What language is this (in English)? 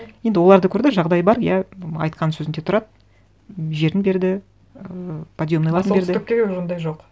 Kazakh